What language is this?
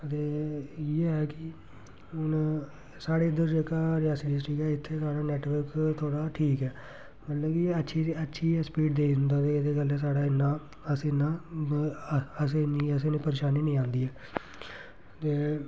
Dogri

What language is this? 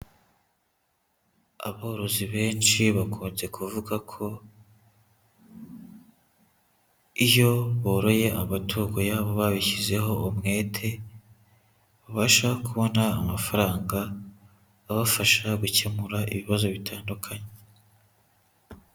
Kinyarwanda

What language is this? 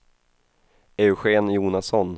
Swedish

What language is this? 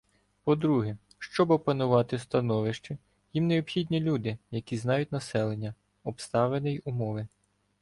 Ukrainian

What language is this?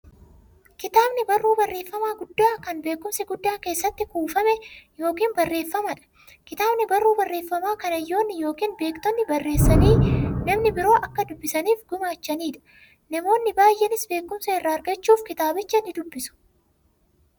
Oromo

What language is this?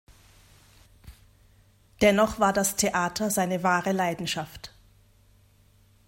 German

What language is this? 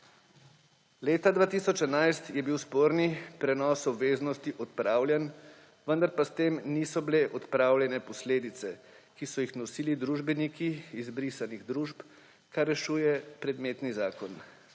Slovenian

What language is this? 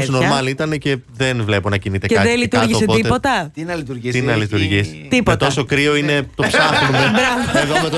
Greek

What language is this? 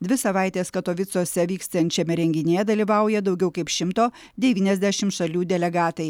Lithuanian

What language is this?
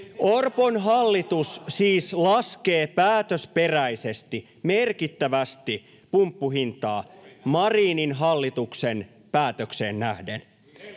Finnish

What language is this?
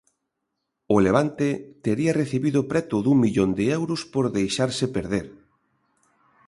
Galician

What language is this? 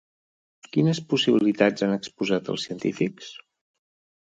Catalan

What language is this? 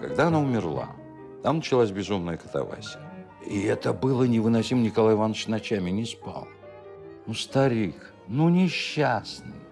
Russian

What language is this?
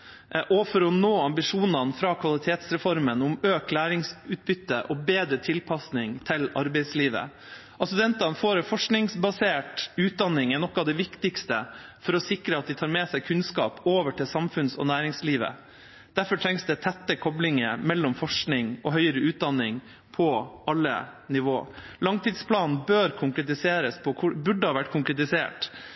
Norwegian Bokmål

